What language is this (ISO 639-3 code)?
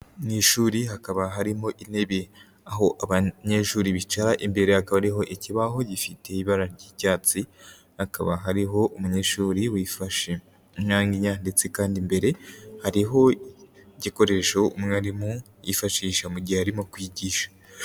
kin